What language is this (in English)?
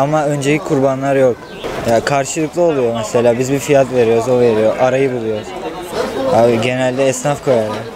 Turkish